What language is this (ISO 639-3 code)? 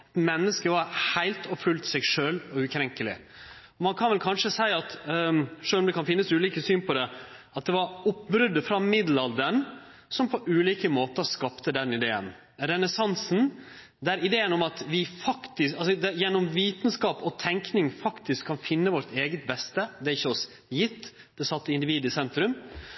nno